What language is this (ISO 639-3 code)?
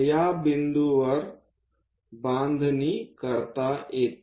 mar